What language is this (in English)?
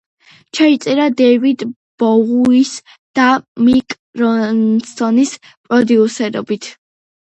Georgian